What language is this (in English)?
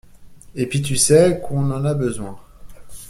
French